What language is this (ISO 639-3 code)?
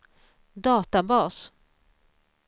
swe